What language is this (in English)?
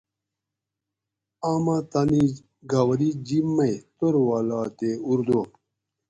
Gawri